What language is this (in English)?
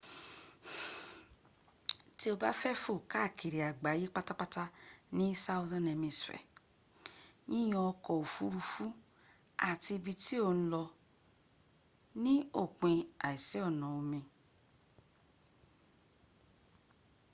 Yoruba